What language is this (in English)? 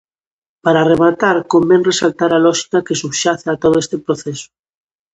Galician